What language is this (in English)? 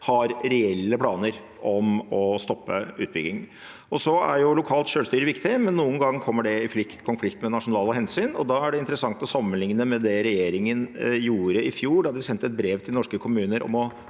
Norwegian